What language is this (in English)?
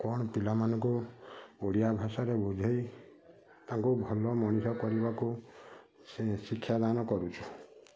Odia